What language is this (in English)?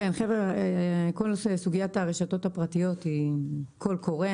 Hebrew